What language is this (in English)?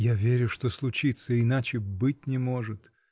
Russian